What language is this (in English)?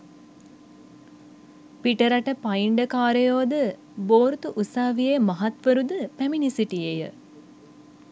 Sinhala